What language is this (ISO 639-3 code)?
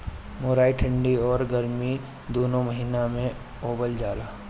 bho